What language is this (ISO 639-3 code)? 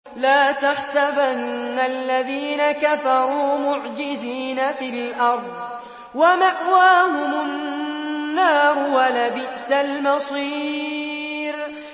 ara